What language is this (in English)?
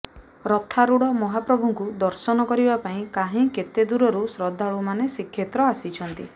Odia